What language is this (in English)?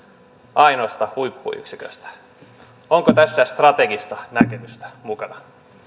Finnish